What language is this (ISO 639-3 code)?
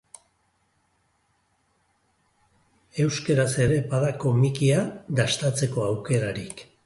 eus